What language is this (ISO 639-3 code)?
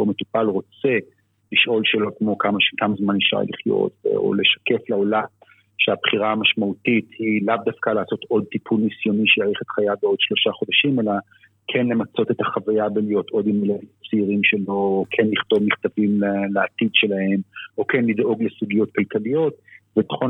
heb